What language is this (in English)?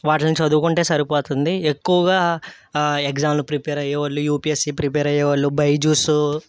Telugu